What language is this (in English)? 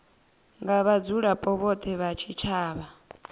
Venda